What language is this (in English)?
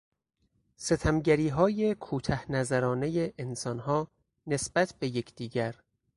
Persian